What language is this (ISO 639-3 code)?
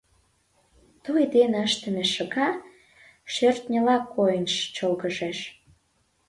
chm